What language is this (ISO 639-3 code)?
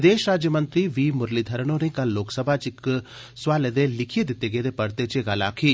doi